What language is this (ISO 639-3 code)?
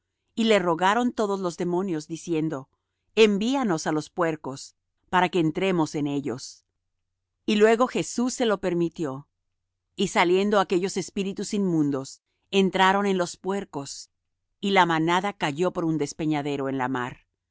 spa